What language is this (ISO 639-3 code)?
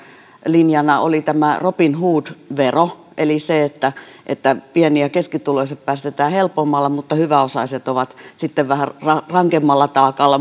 fin